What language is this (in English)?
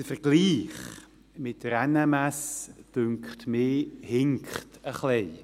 Swiss German